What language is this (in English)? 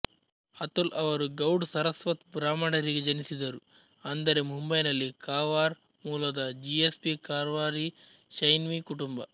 Kannada